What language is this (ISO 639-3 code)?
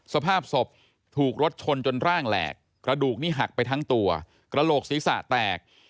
tha